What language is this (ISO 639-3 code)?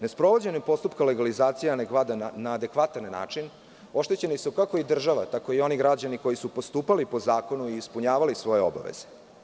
srp